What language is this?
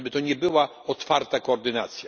Polish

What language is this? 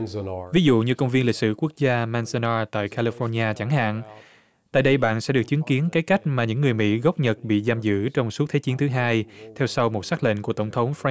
Vietnamese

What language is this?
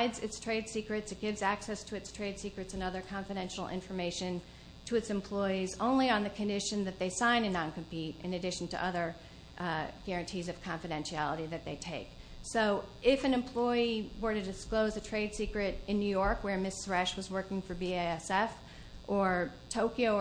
English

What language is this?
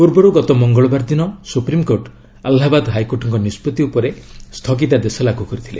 Odia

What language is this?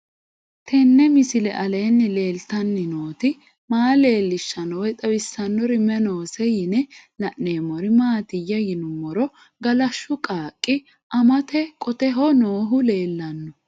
Sidamo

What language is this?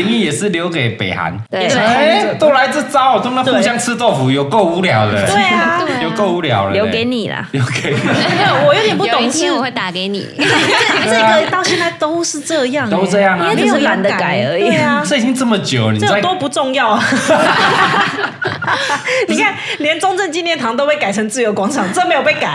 Chinese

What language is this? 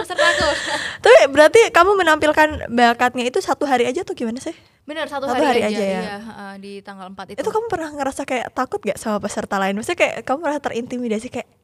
Indonesian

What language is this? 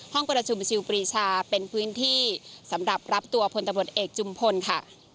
Thai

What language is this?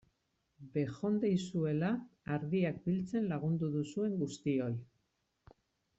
Basque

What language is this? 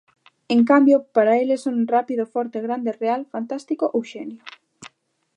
Galician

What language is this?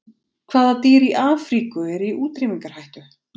Icelandic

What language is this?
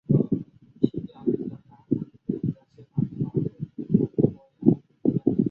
Chinese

